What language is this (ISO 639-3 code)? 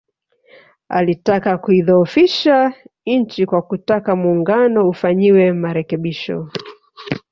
swa